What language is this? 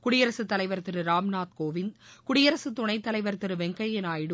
Tamil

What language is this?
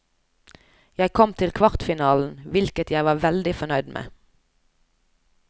Norwegian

